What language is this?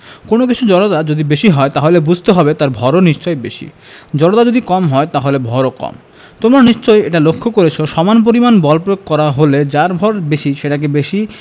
Bangla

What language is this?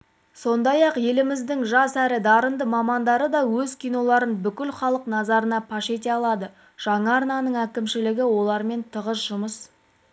Kazakh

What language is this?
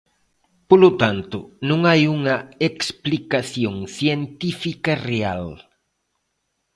Galician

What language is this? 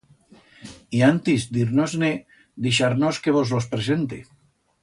Aragonese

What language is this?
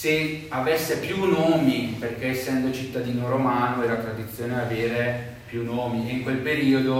Italian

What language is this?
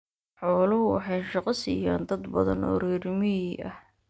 Somali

